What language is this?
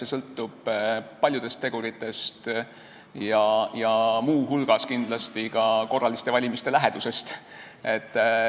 Estonian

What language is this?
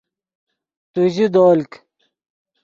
Yidgha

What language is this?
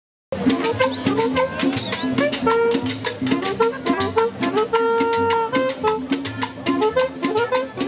Arabic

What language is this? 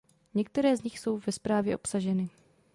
Czech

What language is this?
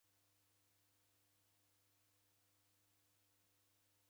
Taita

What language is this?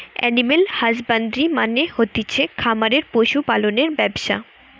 Bangla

